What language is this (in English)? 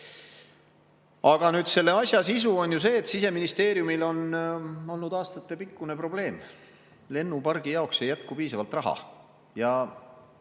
Estonian